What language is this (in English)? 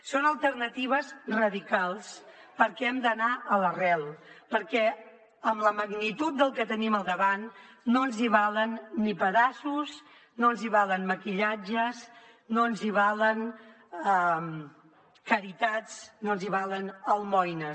Catalan